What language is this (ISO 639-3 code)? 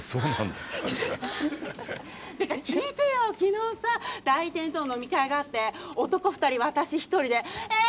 jpn